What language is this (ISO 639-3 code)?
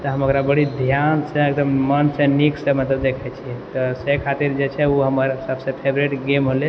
mai